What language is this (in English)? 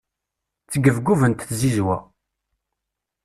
Kabyle